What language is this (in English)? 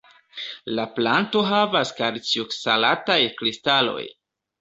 Esperanto